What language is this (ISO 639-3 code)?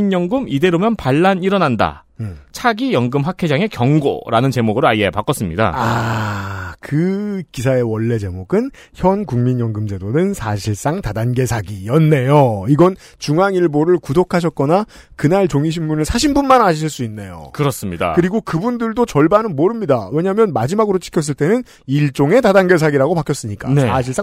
kor